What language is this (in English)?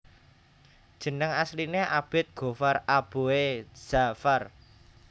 Javanese